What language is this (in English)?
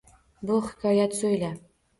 Uzbek